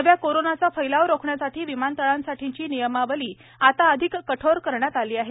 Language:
Marathi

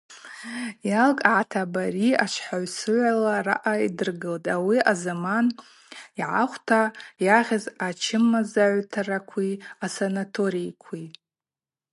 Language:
Abaza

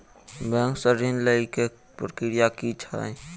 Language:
Maithili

